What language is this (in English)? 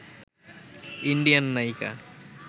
Bangla